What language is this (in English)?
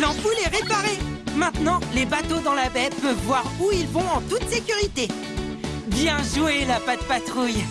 French